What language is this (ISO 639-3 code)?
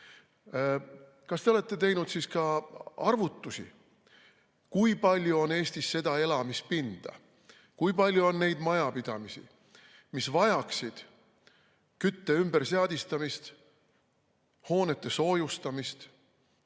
est